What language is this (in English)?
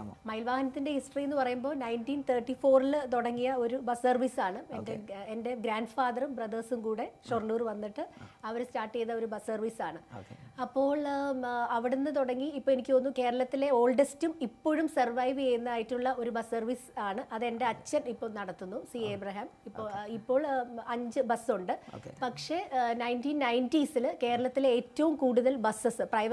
Malayalam